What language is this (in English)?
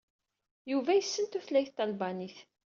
Kabyle